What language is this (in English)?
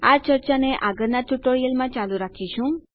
Gujarati